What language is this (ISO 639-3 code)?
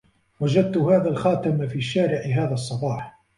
ara